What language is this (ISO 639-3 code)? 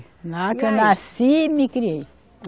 por